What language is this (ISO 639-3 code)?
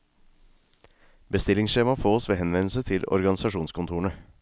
nor